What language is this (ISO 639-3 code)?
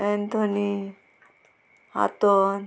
kok